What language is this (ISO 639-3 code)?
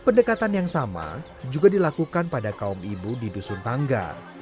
ind